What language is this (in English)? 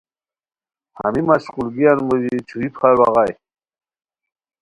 Khowar